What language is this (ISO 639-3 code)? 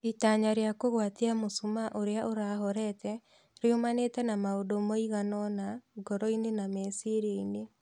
kik